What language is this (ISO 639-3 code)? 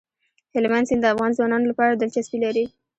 pus